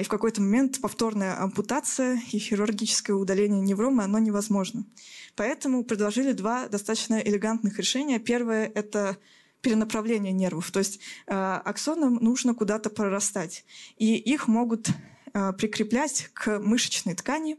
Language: Russian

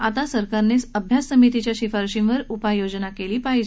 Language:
Marathi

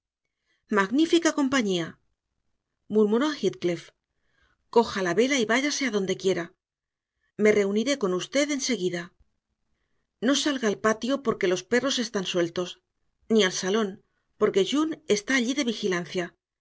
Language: Spanish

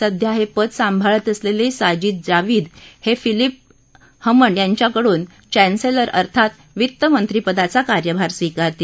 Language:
Marathi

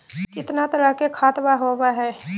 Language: Magahi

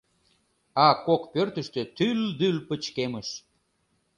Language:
Mari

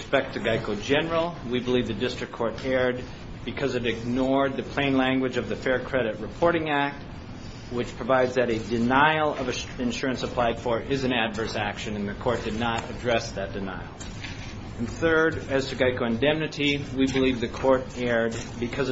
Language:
English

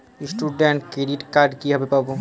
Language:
Bangla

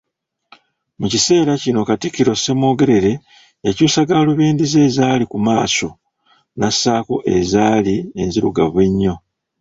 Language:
Ganda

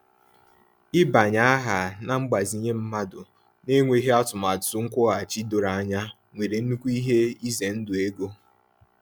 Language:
Igbo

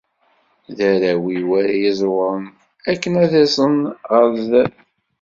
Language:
Kabyle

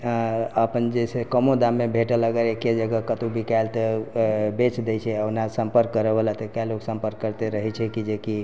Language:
Maithili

